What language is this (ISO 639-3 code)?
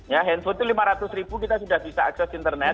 ind